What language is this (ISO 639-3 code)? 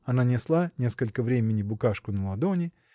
rus